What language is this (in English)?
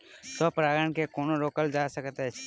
Maithili